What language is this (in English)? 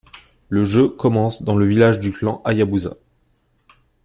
French